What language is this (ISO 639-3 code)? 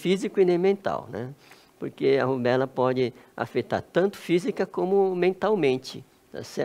por